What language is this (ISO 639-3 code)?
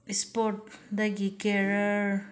mni